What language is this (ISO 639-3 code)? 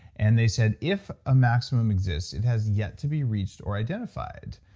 eng